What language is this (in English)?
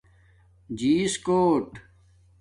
Domaaki